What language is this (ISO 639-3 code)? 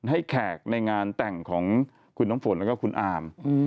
tha